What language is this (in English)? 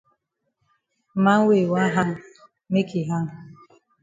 Cameroon Pidgin